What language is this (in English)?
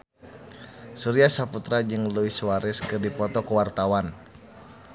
Sundanese